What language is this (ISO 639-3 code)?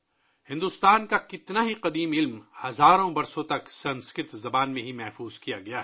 urd